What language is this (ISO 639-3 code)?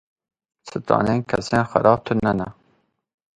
kur